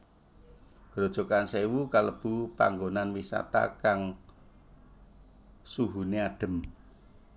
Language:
Javanese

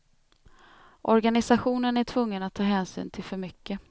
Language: Swedish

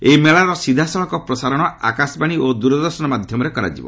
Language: Odia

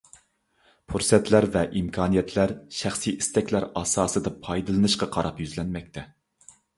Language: Uyghur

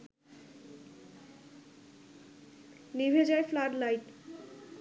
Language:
Bangla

